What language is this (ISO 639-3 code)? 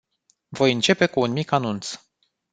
ron